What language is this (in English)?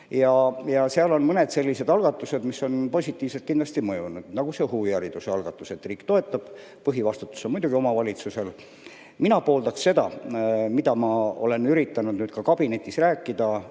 Estonian